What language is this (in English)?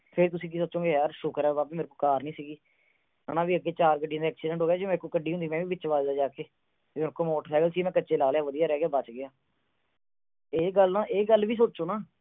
Punjabi